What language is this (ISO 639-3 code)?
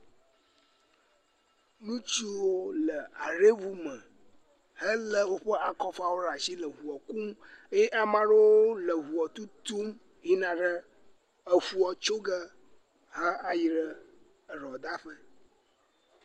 ewe